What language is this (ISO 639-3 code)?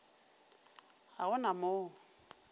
nso